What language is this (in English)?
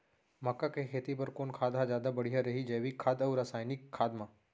Chhattisgarhi